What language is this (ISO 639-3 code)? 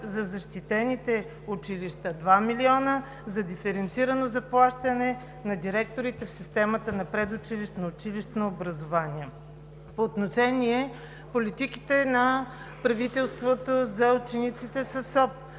bul